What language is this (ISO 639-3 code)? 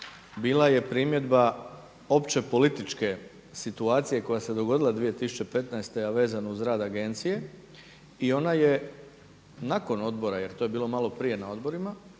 hrv